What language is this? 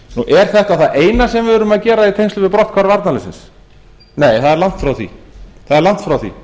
Icelandic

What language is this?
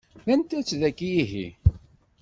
Kabyle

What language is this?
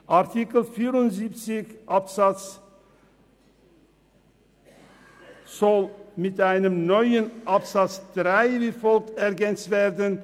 Swiss German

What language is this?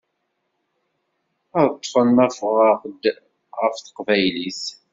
Kabyle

